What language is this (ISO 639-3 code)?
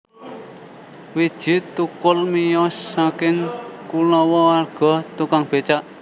jav